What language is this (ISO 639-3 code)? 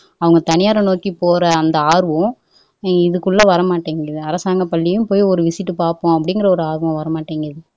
tam